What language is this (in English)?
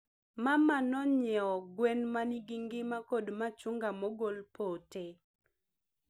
Luo (Kenya and Tanzania)